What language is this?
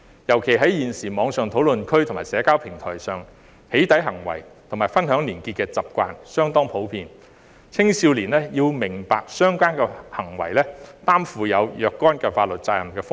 Cantonese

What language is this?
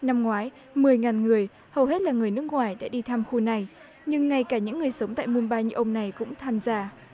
Vietnamese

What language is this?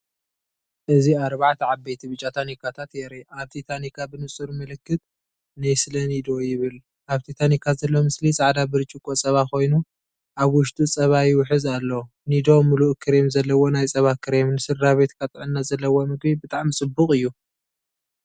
Tigrinya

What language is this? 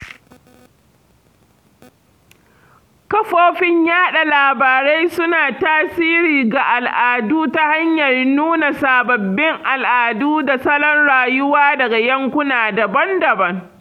Hausa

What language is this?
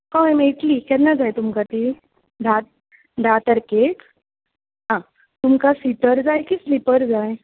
Konkani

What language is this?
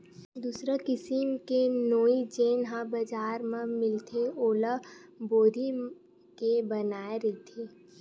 Chhattisgarhi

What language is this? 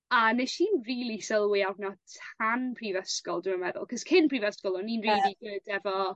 Welsh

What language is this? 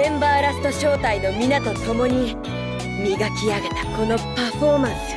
Japanese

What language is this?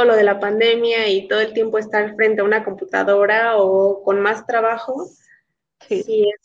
Spanish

